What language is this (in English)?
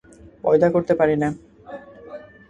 Bangla